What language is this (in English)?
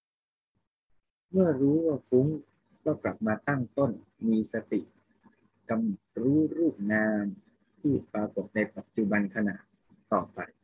Thai